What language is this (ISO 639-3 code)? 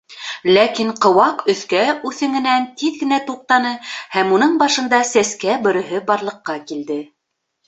bak